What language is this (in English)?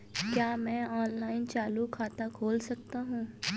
Hindi